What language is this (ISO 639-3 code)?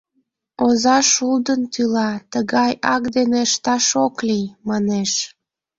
chm